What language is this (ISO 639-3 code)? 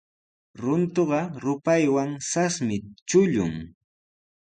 qws